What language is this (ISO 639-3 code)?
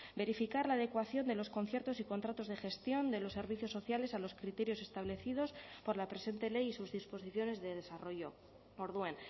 spa